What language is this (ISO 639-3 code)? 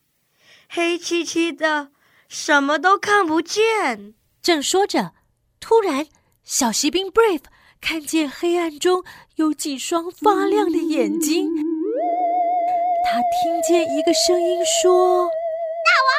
zho